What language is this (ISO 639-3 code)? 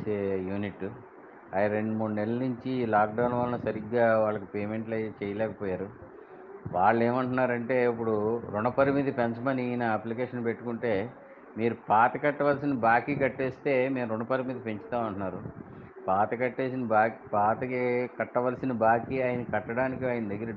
tel